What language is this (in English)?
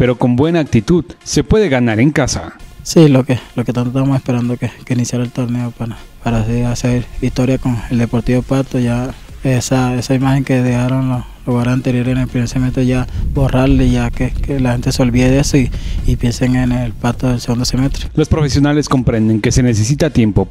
Spanish